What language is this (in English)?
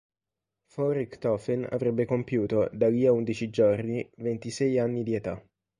Italian